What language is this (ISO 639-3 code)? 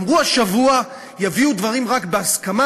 heb